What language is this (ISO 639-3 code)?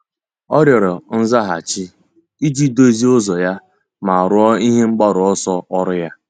ibo